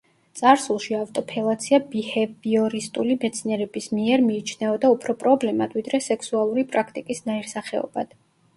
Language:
Georgian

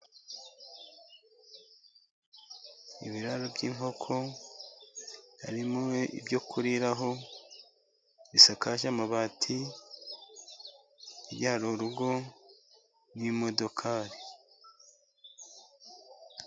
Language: Kinyarwanda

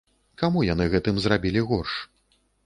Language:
Belarusian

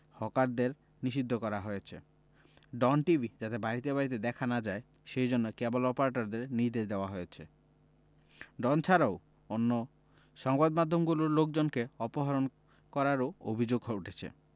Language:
Bangla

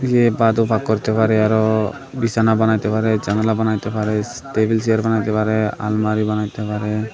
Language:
Bangla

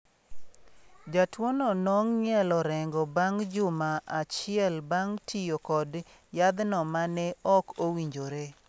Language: Luo (Kenya and Tanzania)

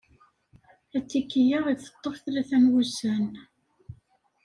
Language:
Kabyle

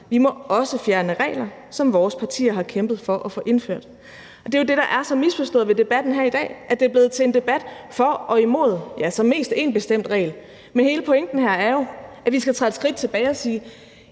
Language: Danish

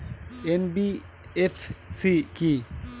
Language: Bangla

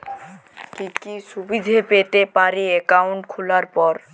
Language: Bangla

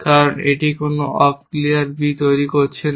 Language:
Bangla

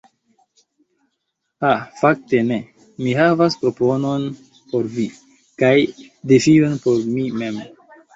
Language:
Esperanto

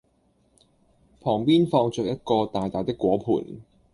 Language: Cantonese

